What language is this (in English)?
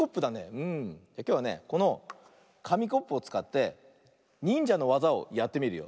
Japanese